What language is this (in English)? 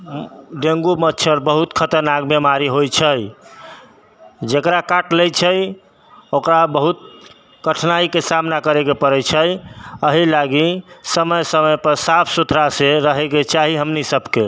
Maithili